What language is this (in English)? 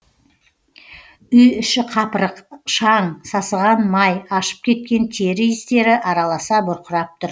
Kazakh